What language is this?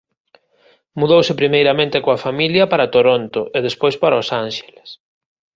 Galician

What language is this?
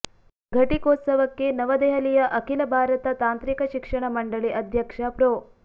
Kannada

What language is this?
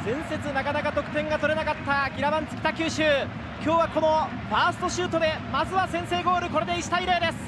Japanese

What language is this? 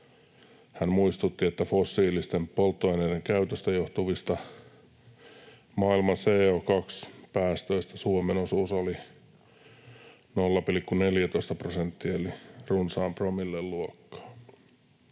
Finnish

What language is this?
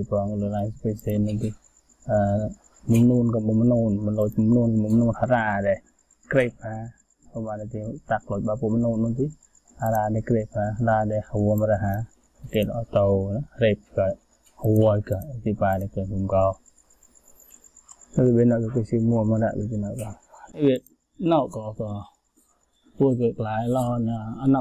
Vietnamese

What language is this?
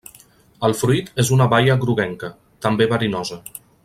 Catalan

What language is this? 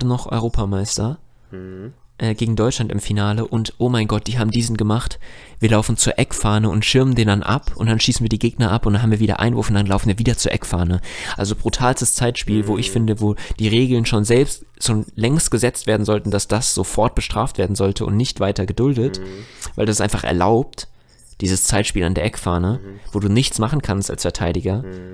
German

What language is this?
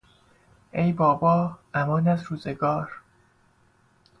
Persian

